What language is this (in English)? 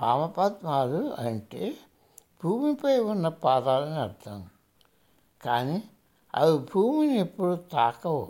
Telugu